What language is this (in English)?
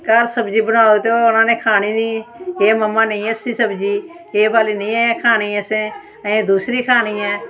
Dogri